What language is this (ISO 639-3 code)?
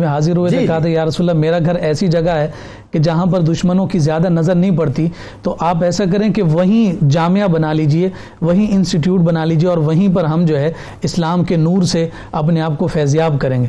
urd